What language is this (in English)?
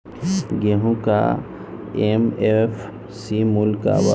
Bhojpuri